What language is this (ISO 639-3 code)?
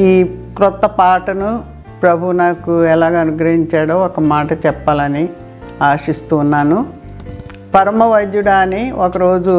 tel